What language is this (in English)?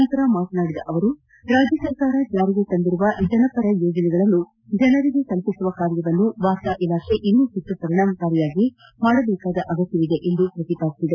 Kannada